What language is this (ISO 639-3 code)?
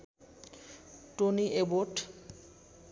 nep